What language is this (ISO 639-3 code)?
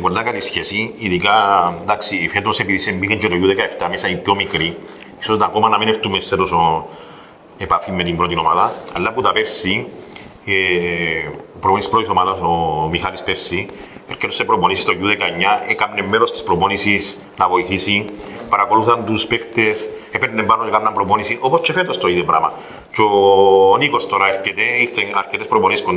ell